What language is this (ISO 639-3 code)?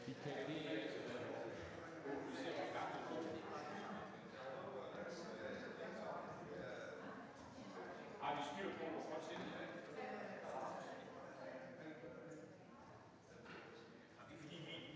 dan